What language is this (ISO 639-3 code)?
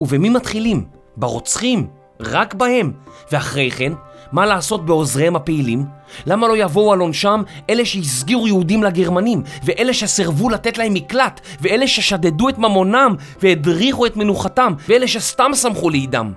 heb